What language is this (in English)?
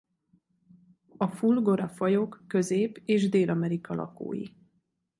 Hungarian